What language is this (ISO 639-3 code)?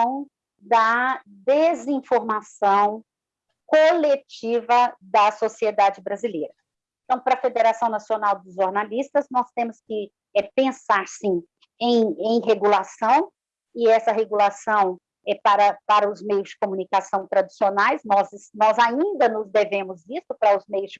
por